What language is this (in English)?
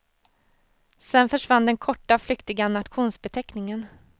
Swedish